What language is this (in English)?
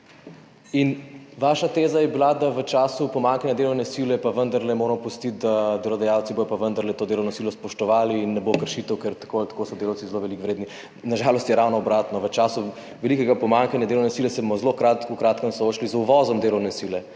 Slovenian